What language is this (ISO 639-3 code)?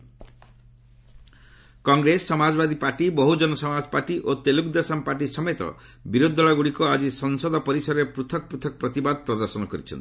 ori